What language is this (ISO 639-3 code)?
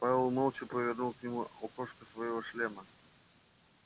rus